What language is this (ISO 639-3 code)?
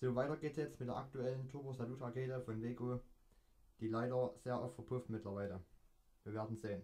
deu